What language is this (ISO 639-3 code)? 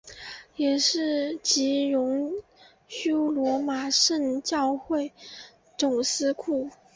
zho